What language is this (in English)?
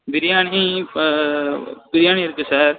Tamil